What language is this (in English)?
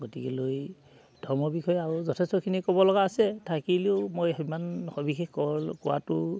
Assamese